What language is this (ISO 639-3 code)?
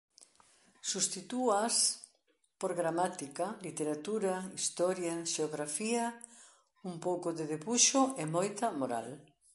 glg